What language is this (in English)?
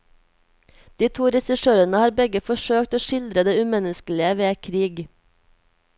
Norwegian